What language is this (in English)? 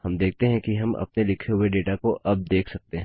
Hindi